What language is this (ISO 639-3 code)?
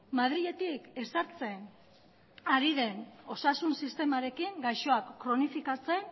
eus